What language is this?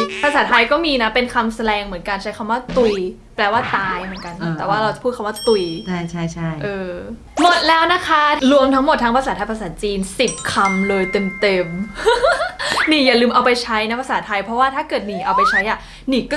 Thai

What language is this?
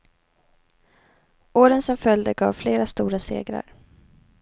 Swedish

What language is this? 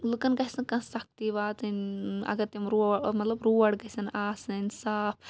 Kashmiri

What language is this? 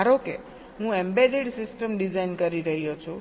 Gujarati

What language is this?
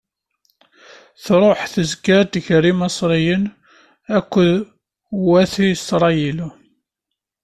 Kabyle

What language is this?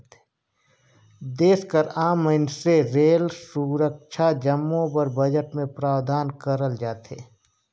Chhattisgarhi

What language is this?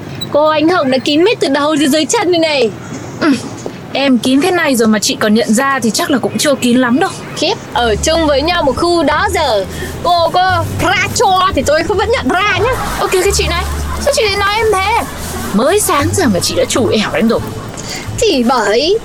Vietnamese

